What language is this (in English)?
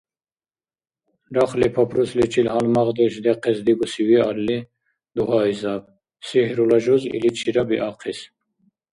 Dargwa